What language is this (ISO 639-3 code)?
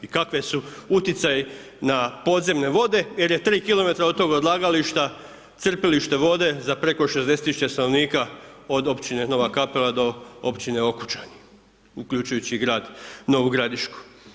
hrv